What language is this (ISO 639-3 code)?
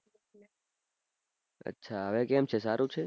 guj